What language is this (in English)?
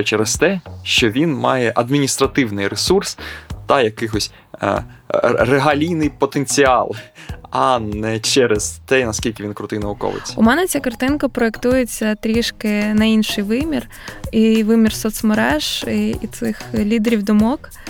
Ukrainian